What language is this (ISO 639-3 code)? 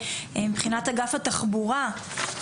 heb